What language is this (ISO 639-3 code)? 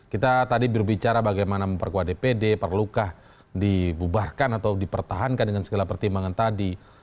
ind